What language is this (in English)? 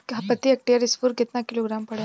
Bhojpuri